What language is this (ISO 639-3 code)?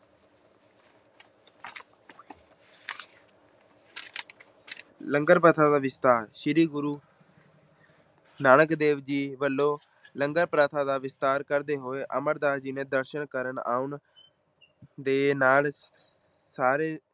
pan